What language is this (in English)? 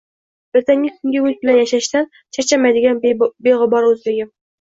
Uzbek